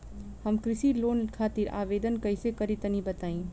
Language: Bhojpuri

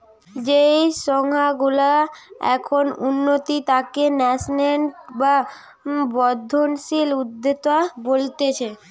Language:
Bangla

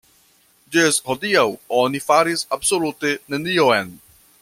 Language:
Esperanto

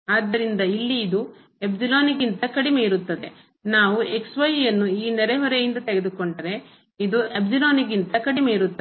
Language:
Kannada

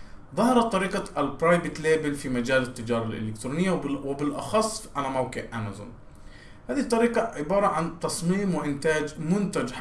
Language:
Arabic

